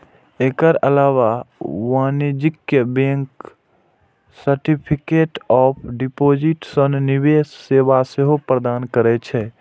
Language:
Maithili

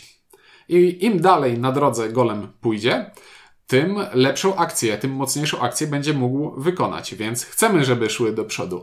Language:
Polish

